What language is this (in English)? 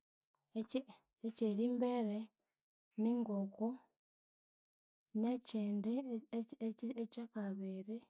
Konzo